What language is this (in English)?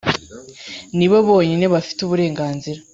Kinyarwanda